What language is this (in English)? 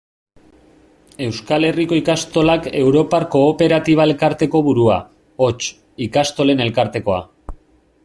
Basque